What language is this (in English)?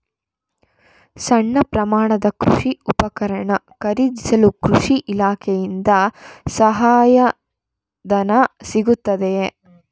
Kannada